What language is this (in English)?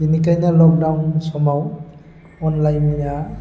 Bodo